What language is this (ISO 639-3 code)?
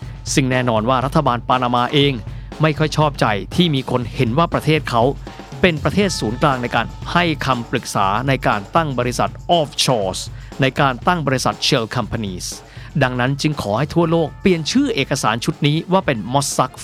tha